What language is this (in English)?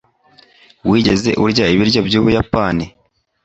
Kinyarwanda